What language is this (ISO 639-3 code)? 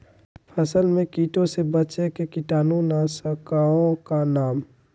mag